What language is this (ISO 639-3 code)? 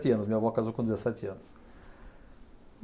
por